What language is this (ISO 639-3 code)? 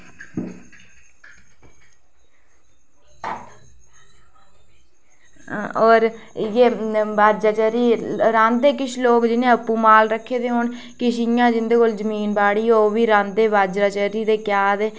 doi